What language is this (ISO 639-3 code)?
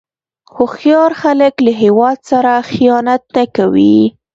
pus